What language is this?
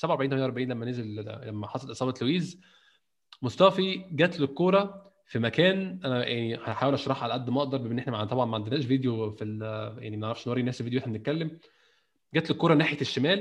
Arabic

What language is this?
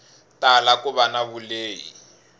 Tsonga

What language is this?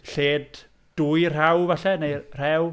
Welsh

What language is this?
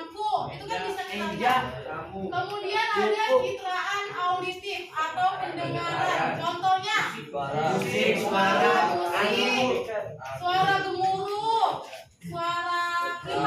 Indonesian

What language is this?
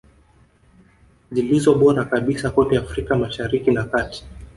Swahili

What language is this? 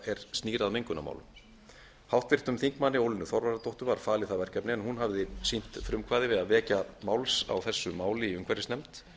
Icelandic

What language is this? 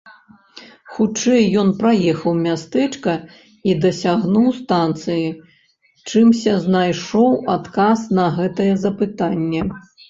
Belarusian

